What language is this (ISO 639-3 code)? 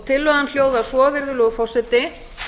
isl